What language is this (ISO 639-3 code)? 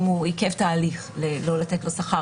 heb